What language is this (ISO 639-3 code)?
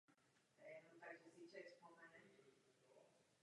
ces